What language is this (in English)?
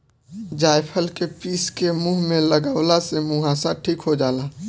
Bhojpuri